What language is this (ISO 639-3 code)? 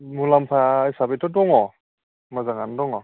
brx